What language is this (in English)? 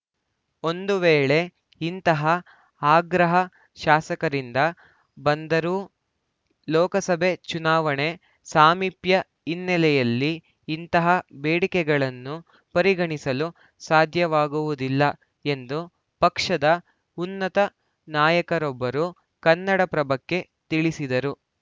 Kannada